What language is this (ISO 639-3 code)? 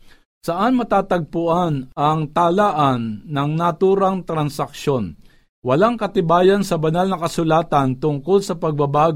fil